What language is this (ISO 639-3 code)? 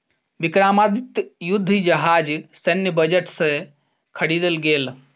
mai